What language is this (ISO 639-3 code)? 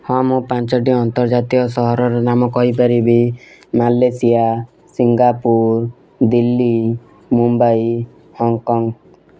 ori